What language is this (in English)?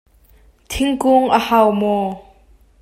Hakha Chin